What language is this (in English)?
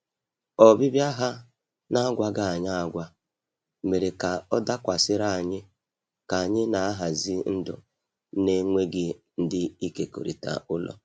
Igbo